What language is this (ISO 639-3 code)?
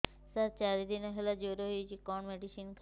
ori